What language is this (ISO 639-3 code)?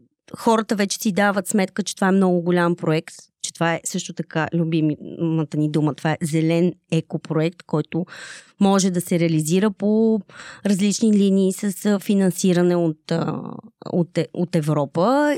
bul